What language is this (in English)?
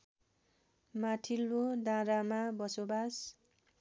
Nepali